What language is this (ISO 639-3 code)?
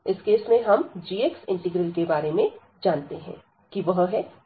hin